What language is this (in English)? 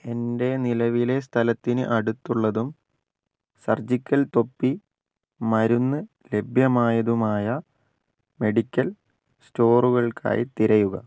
Malayalam